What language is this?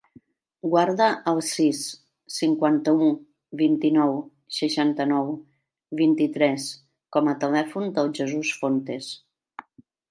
Catalan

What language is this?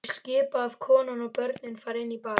Icelandic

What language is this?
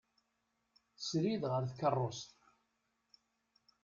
Kabyle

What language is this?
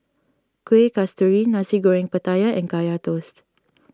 English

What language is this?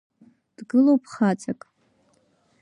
Abkhazian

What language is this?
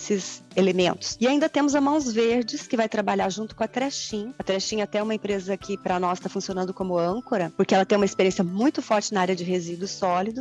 Portuguese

